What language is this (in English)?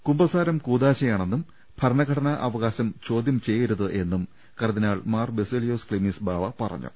Malayalam